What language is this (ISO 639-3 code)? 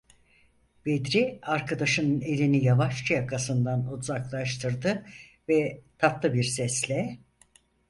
tur